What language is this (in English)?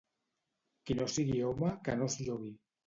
Catalan